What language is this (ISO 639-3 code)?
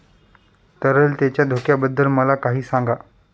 mar